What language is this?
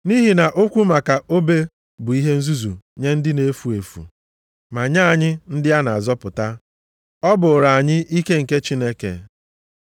Igbo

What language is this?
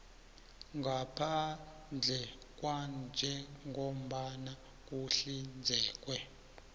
South Ndebele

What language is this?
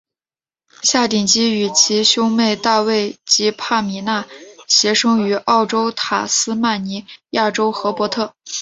Chinese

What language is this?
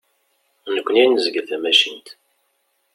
Kabyle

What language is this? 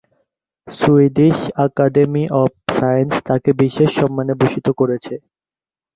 Bangla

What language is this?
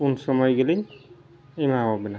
Santali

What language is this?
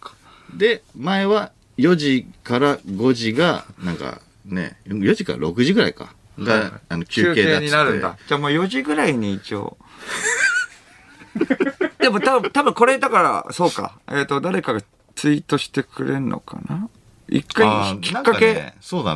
Japanese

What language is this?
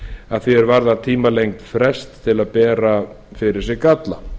Icelandic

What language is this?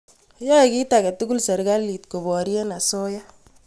Kalenjin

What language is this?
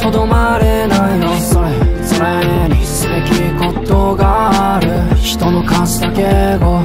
Japanese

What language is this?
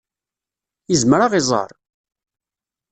Kabyle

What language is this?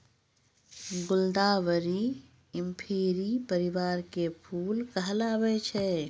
Maithili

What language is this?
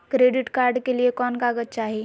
Magahi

